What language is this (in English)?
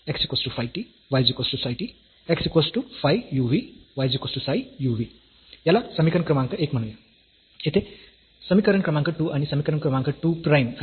Marathi